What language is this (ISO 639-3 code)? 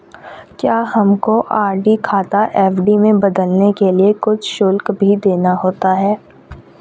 hin